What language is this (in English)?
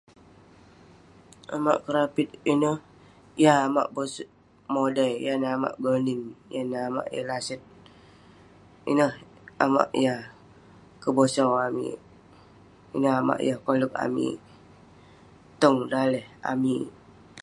Western Penan